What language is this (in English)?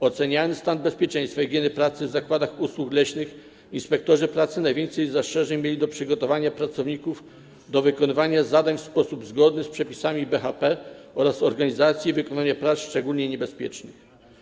Polish